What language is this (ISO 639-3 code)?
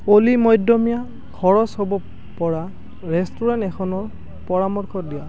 asm